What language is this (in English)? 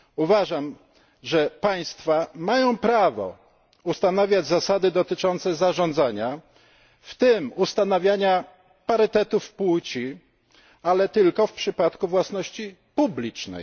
Polish